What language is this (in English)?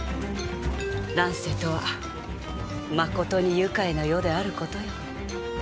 Japanese